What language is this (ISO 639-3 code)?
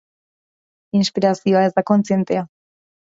eus